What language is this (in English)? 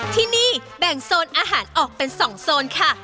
Thai